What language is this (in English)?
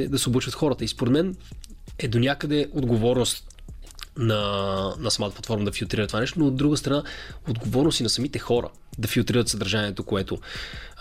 Bulgarian